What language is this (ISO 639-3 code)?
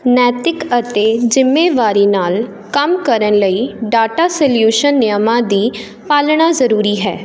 pan